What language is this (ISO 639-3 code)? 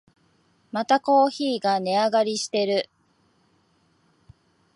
jpn